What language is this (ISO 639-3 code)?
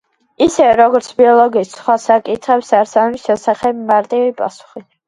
kat